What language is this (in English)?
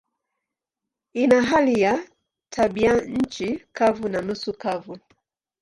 Swahili